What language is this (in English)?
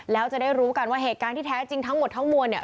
Thai